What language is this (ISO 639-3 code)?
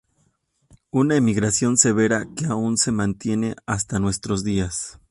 spa